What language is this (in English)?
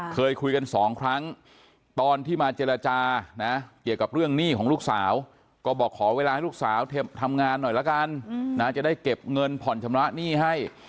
Thai